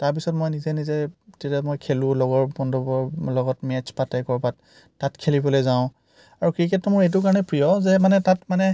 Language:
Assamese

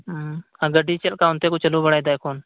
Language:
Santali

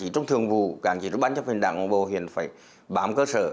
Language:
Vietnamese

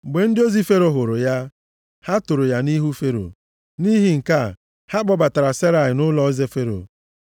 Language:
Igbo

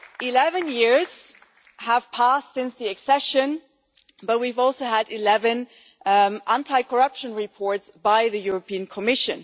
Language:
English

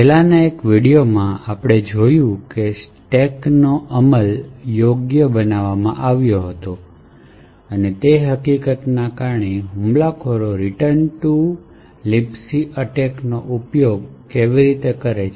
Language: Gujarati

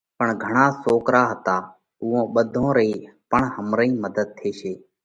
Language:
Parkari Koli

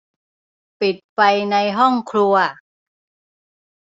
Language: Thai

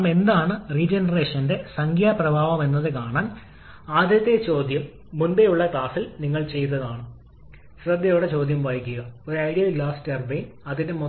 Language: Malayalam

